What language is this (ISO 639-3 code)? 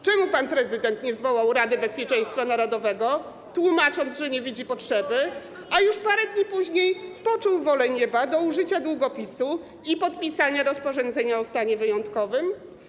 pol